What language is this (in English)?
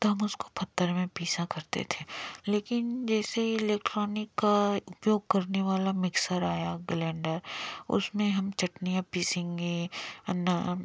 Hindi